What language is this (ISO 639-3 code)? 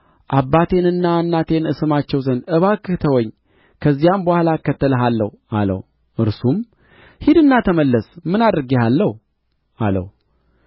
amh